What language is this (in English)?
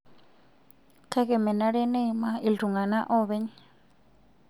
Masai